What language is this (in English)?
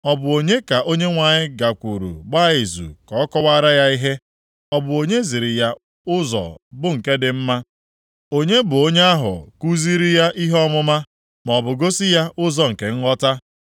Igbo